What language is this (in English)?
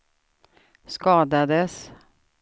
Swedish